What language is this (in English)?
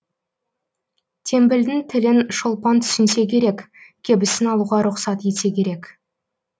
Kazakh